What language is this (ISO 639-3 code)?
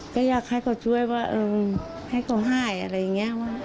tha